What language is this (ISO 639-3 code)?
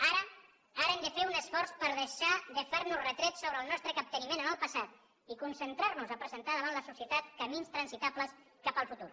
cat